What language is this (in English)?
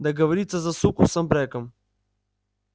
Russian